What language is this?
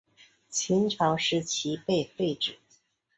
Chinese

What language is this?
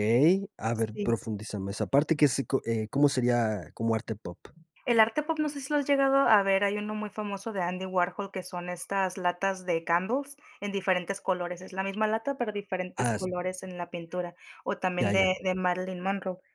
Spanish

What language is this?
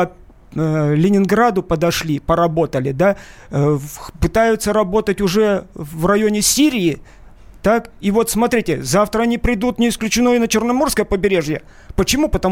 Russian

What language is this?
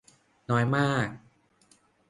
Thai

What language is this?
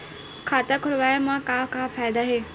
Chhattisgarhi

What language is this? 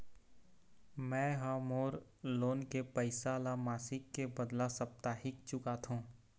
Chhattisgarhi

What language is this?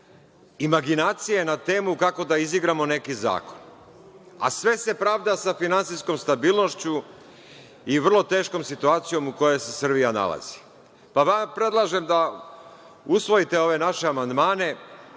Serbian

